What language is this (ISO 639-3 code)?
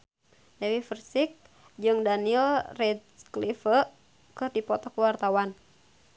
sun